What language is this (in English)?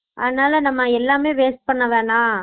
Tamil